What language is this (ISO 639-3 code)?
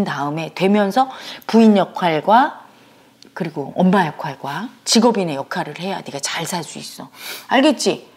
kor